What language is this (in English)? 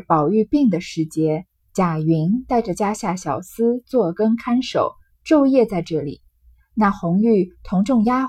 Chinese